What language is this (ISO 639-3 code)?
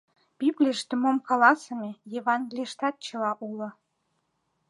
chm